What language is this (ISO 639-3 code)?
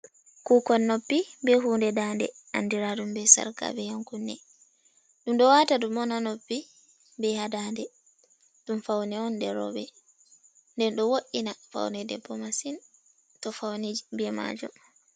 ful